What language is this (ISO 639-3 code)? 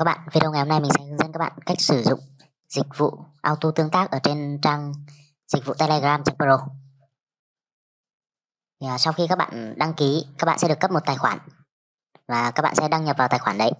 vie